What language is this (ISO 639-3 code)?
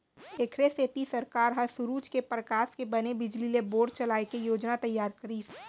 hne